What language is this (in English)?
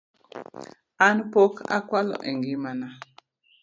Luo (Kenya and Tanzania)